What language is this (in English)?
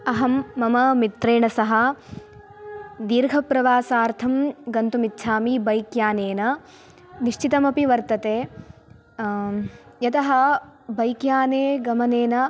Sanskrit